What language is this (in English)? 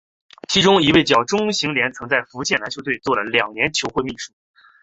Chinese